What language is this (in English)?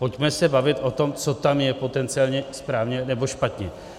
Czech